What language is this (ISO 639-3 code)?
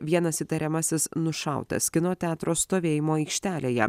lit